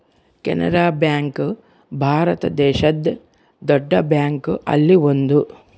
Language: Kannada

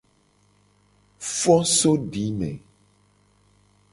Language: Gen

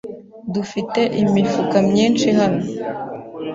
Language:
Kinyarwanda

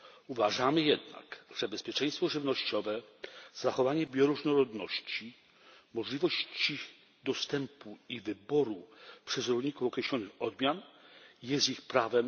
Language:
Polish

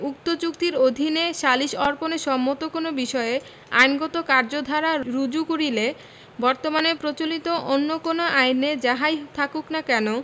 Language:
Bangla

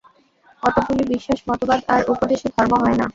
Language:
Bangla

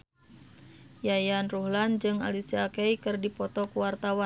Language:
Sundanese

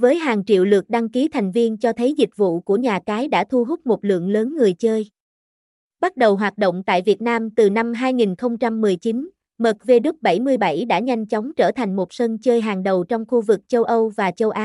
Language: Vietnamese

